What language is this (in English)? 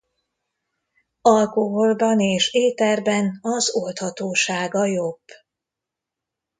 Hungarian